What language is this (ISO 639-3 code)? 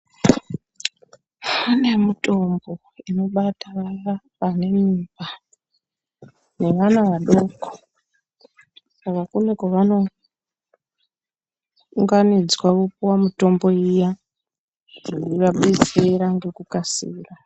ndc